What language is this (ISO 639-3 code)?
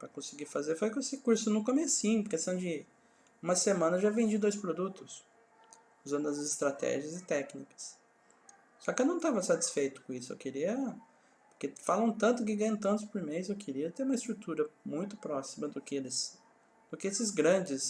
por